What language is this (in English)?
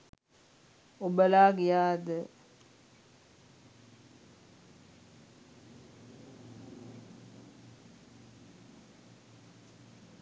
Sinhala